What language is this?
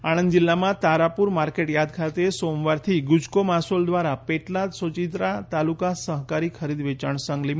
Gujarati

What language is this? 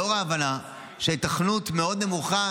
Hebrew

